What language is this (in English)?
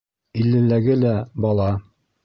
Bashkir